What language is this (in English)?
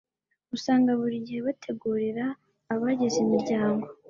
Kinyarwanda